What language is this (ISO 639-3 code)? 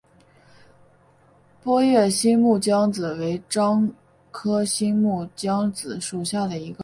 zho